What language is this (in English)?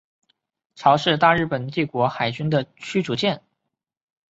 Chinese